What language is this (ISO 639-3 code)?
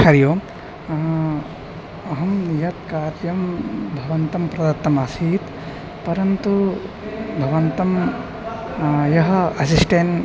san